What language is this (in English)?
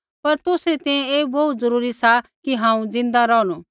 Kullu Pahari